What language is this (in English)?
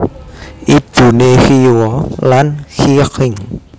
Javanese